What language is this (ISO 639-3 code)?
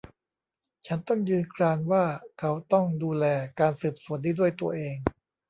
tha